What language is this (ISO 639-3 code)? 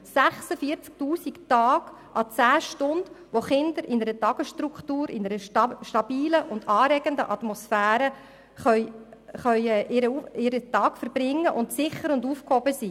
gsw